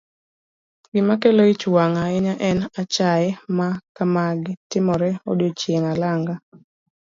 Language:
Luo (Kenya and Tanzania)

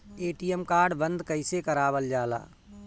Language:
Bhojpuri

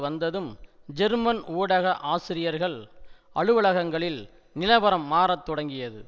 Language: Tamil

